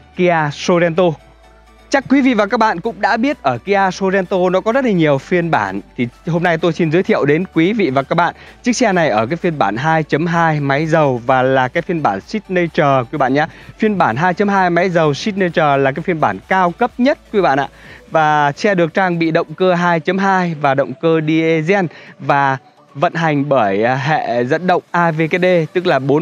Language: Vietnamese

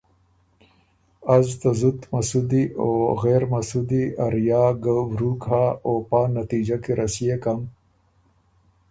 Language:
Ormuri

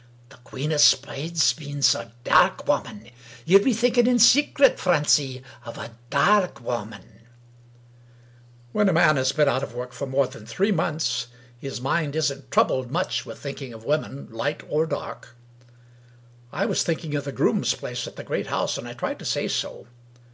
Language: English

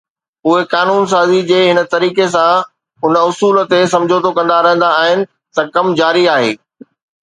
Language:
Sindhi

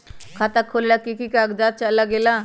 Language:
Magahi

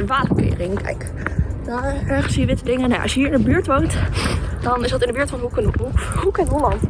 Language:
Dutch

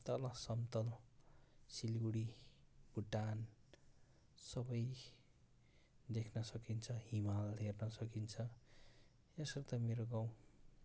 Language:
Nepali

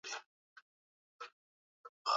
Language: Swahili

